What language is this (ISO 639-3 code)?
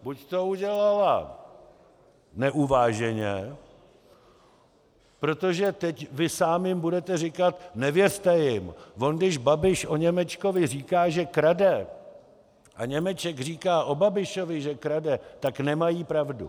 ces